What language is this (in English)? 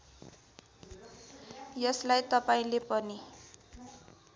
Nepali